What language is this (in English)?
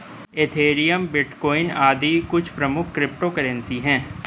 Hindi